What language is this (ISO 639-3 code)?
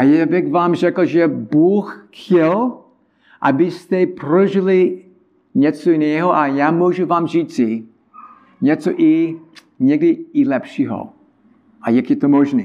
ces